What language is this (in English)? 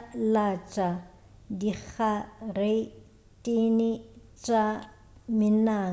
Northern Sotho